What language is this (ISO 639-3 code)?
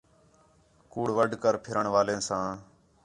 xhe